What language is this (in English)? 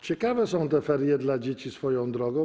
Polish